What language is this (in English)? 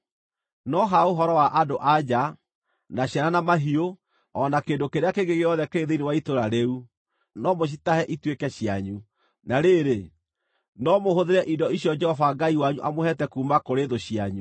Kikuyu